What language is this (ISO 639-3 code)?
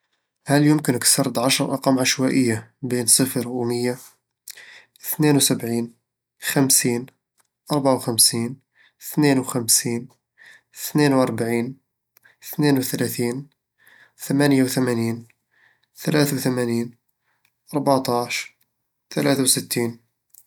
avl